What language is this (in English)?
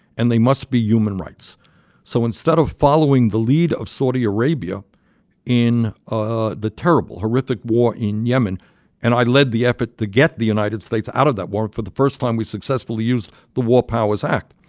English